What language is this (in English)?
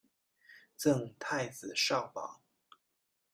Chinese